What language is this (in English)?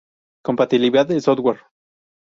Spanish